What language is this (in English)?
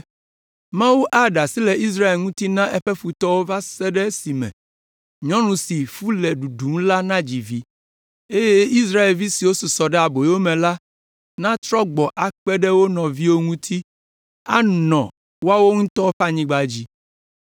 Ewe